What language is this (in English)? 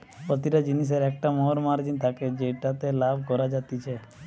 Bangla